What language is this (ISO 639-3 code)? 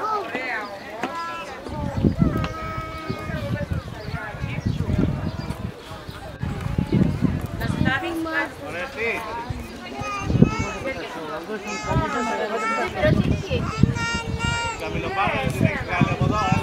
nld